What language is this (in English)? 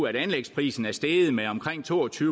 Danish